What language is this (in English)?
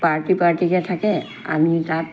Assamese